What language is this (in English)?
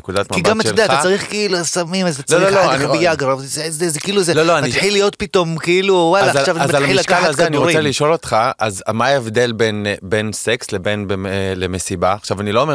Hebrew